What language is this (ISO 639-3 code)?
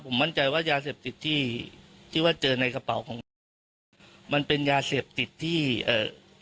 tha